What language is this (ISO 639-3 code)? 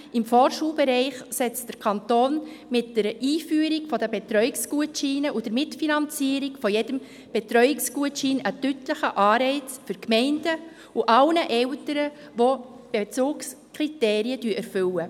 gsw